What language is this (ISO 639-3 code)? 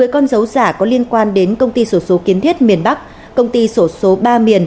vie